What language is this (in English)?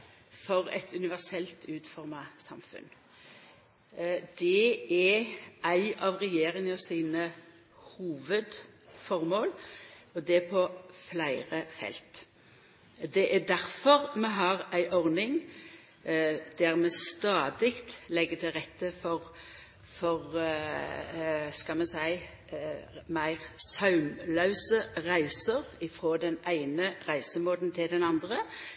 Norwegian Nynorsk